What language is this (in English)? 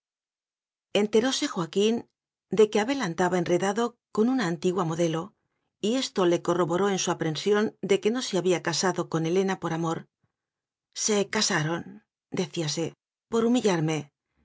Spanish